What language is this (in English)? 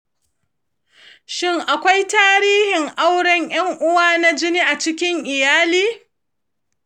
Hausa